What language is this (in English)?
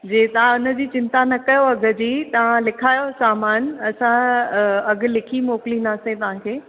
Sindhi